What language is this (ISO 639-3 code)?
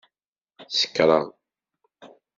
kab